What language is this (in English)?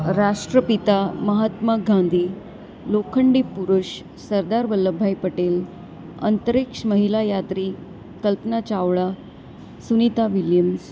Gujarati